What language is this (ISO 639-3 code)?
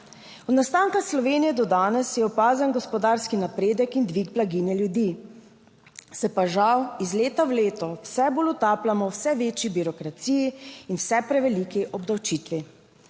slv